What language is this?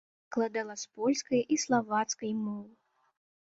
Belarusian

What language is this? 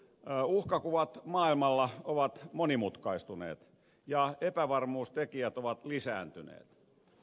Finnish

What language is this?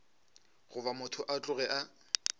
Northern Sotho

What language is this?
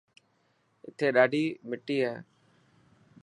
Dhatki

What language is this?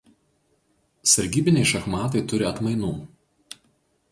Lithuanian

